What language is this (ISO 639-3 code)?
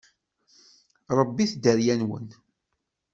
kab